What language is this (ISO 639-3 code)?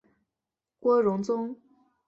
zho